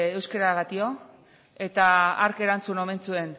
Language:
Basque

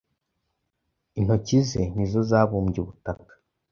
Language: Kinyarwanda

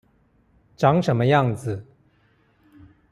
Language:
Chinese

